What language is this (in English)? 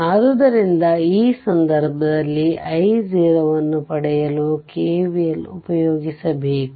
Kannada